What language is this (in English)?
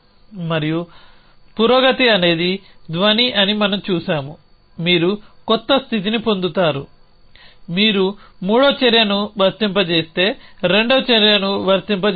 Telugu